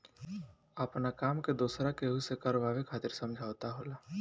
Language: Bhojpuri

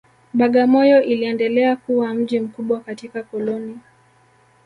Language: Swahili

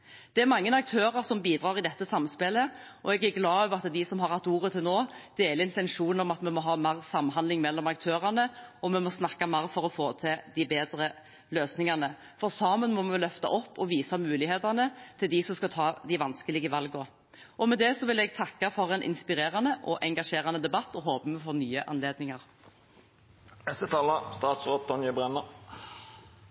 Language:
Norwegian Bokmål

